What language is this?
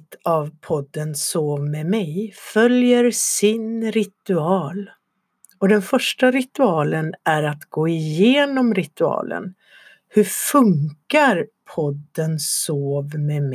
Swedish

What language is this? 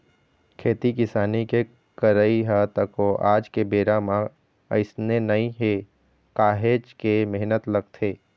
Chhattisgarhi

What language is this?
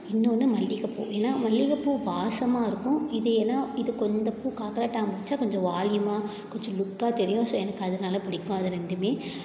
Tamil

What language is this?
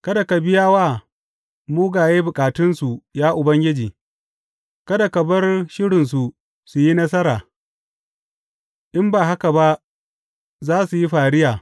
Hausa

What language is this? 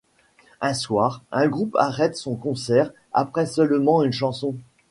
French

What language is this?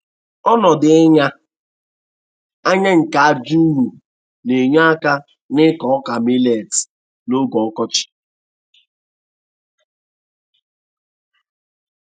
Igbo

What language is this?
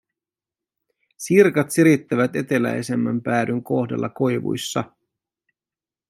Finnish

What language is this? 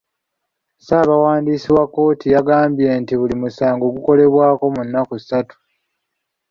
Ganda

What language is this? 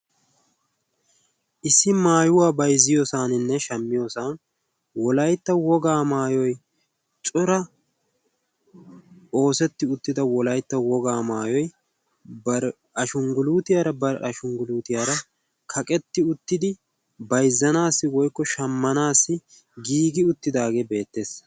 Wolaytta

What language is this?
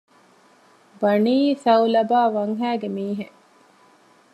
Divehi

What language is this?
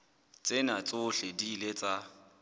Southern Sotho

